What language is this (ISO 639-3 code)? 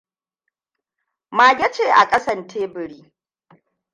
hau